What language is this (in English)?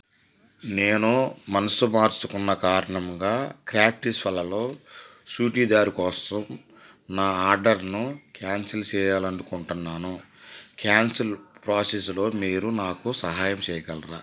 Telugu